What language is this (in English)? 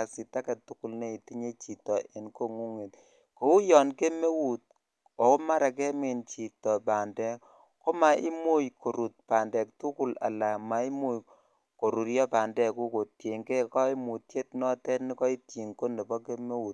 Kalenjin